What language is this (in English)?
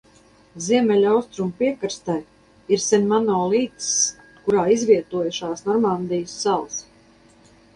Latvian